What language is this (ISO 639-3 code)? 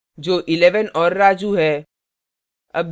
hin